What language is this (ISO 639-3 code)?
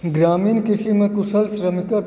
mai